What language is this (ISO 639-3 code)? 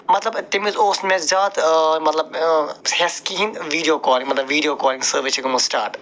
kas